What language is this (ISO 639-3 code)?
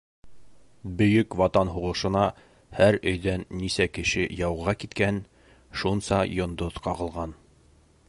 bak